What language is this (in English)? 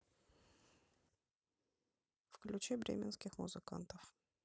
Russian